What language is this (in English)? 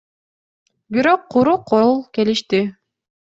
Kyrgyz